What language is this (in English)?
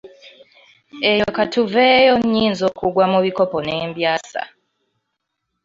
Ganda